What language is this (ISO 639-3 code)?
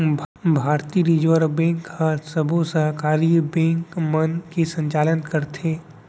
hne